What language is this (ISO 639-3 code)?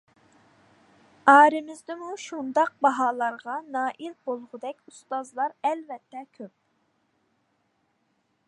uig